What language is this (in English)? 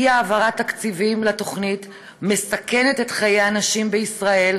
Hebrew